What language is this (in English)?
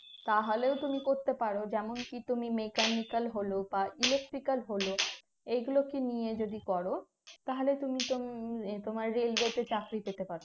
Bangla